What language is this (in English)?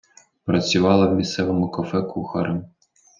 Ukrainian